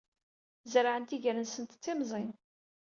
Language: Kabyle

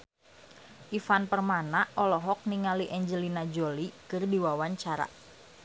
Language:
Sundanese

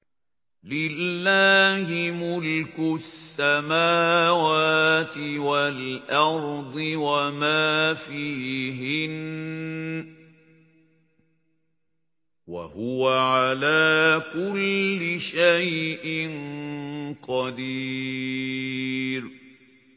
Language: Arabic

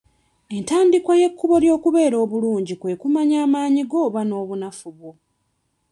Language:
Ganda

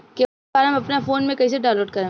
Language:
Bhojpuri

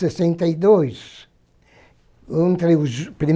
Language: Portuguese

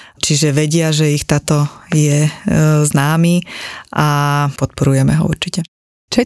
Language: Slovak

